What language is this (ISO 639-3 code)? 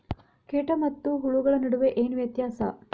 kan